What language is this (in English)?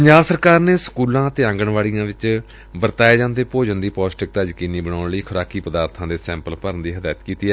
Punjabi